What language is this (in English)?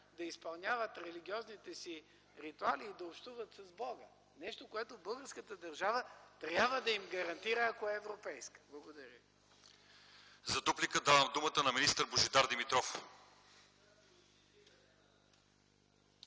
Bulgarian